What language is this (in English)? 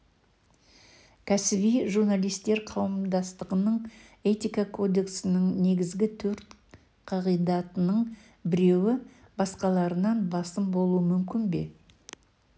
Kazakh